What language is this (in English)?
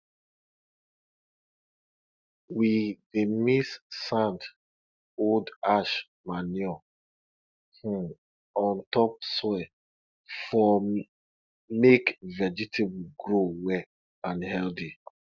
Nigerian Pidgin